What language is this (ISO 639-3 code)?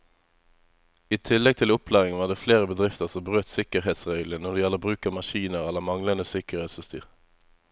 nor